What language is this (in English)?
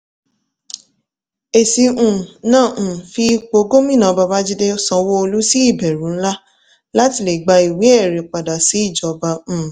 Yoruba